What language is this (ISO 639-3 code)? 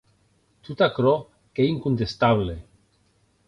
oci